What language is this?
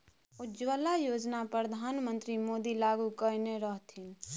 Maithili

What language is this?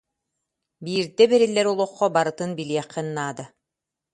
Yakut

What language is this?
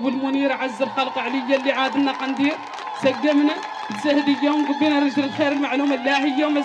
Arabic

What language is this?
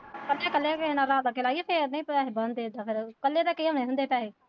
Punjabi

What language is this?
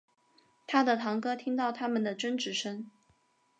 Chinese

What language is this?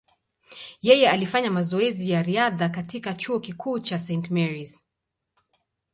Swahili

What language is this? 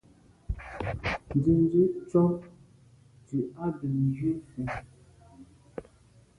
Medumba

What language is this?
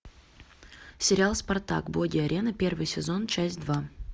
Russian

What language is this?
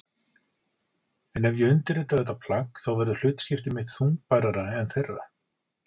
Icelandic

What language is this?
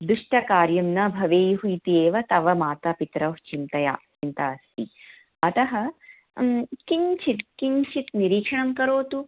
Sanskrit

